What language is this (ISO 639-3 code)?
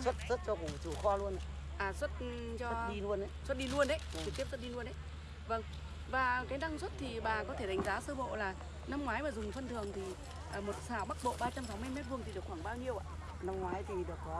vie